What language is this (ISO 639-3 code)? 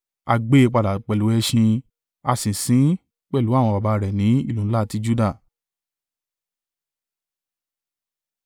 yor